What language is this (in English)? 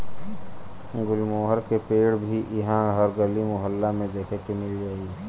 Bhojpuri